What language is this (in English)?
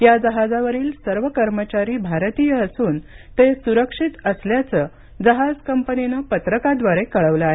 Marathi